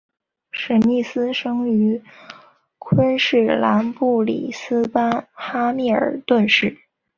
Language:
Chinese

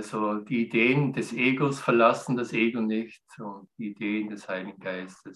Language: German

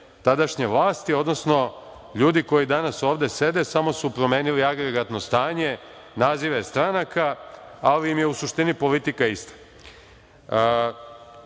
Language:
Serbian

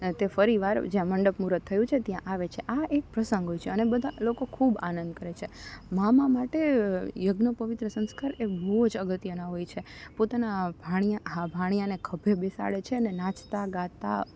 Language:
Gujarati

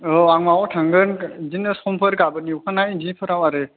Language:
Bodo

